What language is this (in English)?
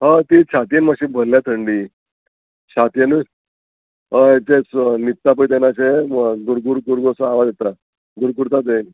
Konkani